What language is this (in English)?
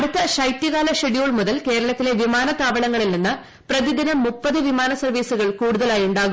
Malayalam